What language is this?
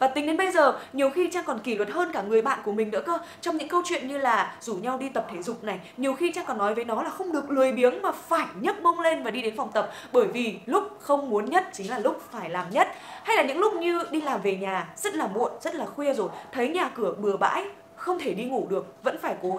Vietnamese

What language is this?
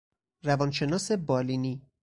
Persian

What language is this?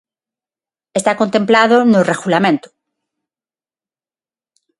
Galician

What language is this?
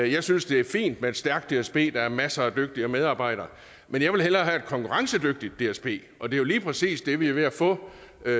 Danish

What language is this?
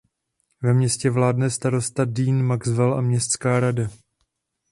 Czech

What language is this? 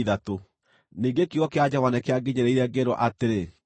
Kikuyu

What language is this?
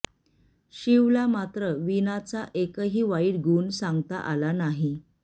Marathi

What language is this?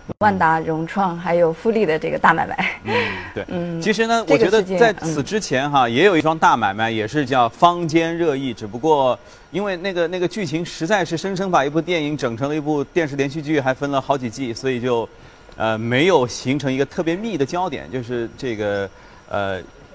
Chinese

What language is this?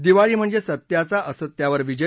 Marathi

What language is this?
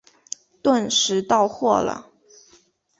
Chinese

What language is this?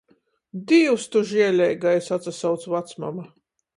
Latgalian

